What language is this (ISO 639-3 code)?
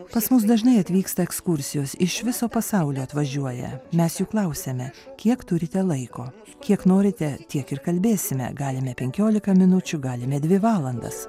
lit